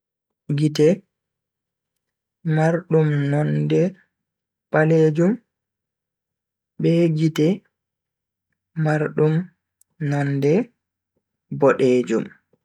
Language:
Bagirmi Fulfulde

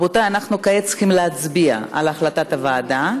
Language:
Hebrew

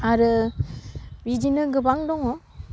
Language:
Bodo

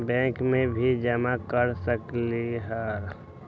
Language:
Magahi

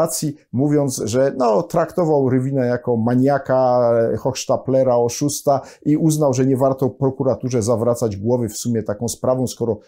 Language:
Polish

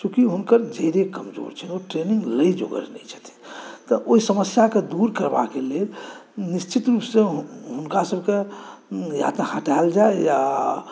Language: Maithili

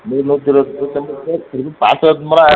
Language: Tamil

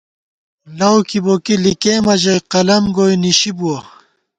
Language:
Gawar-Bati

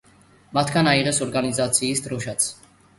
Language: Georgian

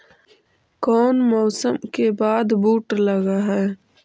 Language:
Magahi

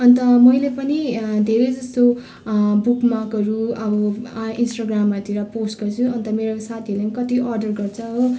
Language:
Nepali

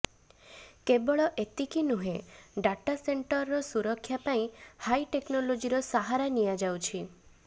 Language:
Odia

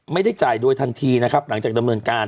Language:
Thai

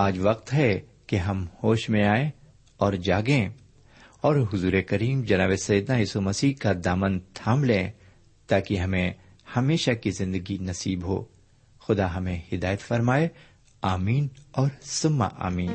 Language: Urdu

